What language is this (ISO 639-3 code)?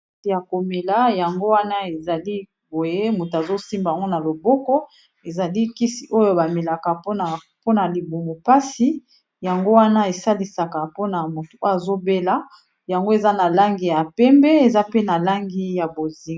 lin